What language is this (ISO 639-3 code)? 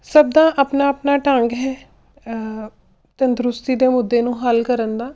pan